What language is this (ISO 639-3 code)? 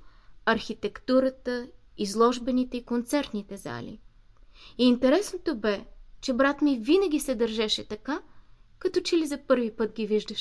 bul